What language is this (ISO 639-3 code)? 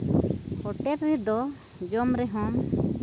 sat